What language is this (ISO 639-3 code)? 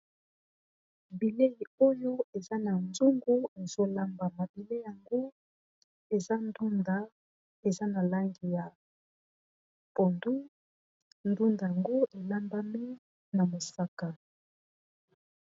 lin